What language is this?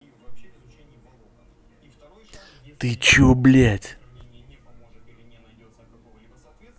Russian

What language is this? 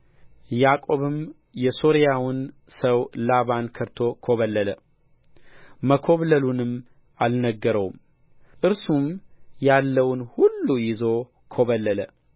Amharic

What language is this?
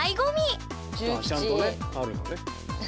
Japanese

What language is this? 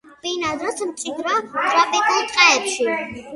Georgian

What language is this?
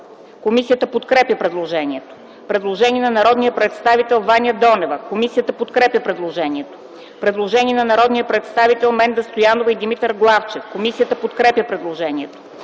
Bulgarian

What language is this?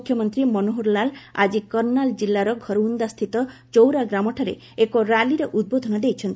Odia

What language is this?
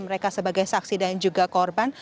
Indonesian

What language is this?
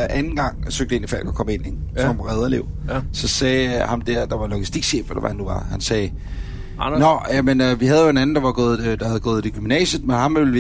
Danish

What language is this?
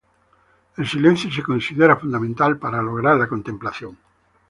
Spanish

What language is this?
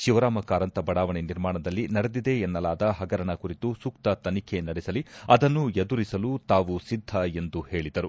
Kannada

